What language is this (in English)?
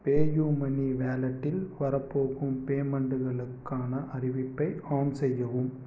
Tamil